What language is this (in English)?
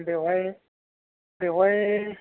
Bodo